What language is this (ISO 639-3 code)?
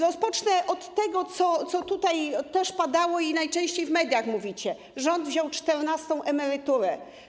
pol